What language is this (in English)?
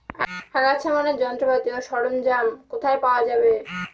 Bangla